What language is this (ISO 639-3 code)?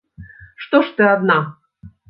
bel